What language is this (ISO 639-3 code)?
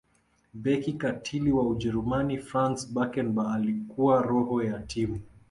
swa